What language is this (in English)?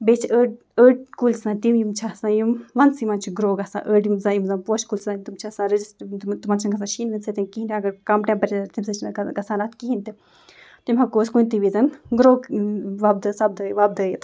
Kashmiri